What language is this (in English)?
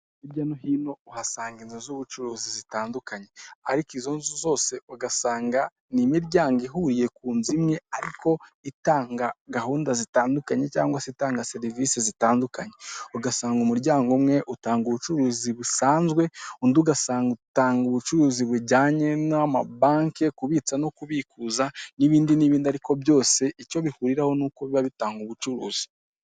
Kinyarwanda